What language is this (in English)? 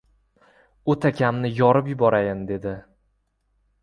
Uzbek